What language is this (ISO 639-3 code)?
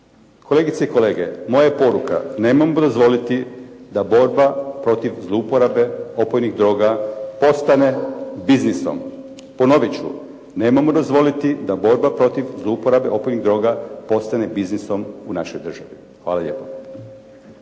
hrv